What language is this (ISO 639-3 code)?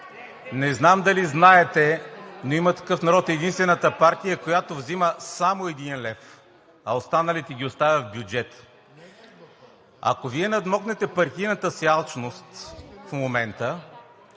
bul